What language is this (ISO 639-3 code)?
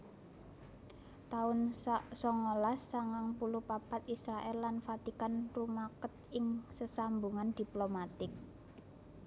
jav